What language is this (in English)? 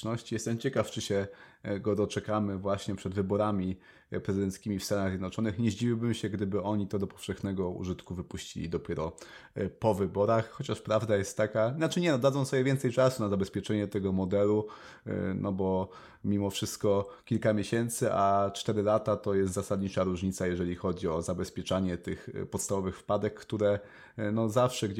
Polish